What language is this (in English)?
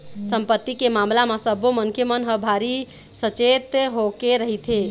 Chhattisgarhi